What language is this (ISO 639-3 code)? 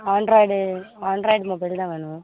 tam